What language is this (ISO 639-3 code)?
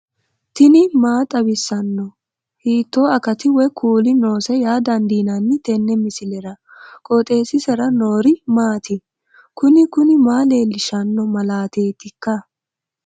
sid